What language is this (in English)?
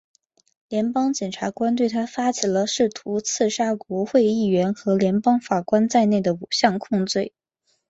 Chinese